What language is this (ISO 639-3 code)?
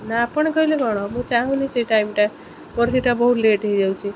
ori